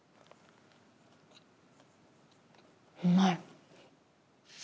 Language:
Japanese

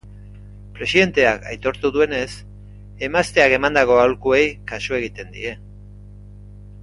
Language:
Basque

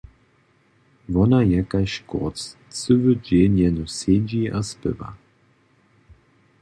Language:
Upper Sorbian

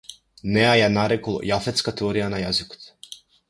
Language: Macedonian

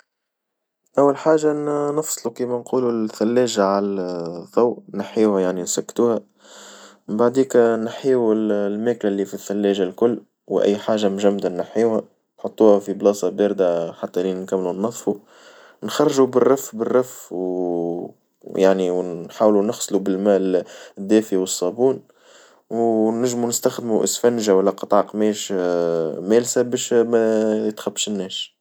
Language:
Tunisian Arabic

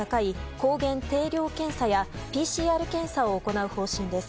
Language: Japanese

